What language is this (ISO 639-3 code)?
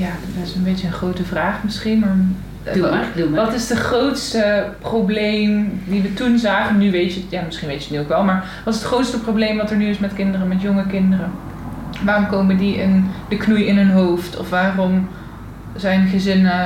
nld